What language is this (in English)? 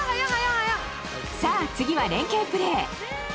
Japanese